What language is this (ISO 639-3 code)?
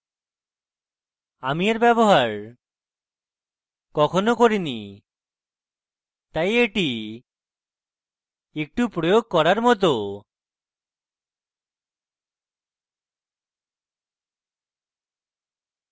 ben